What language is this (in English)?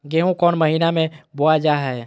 Magahi